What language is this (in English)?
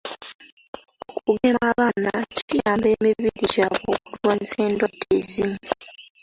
Ganda